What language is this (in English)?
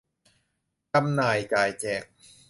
Thai